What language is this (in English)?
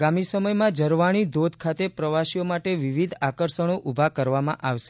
Gujarati